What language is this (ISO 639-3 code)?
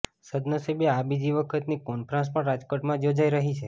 guj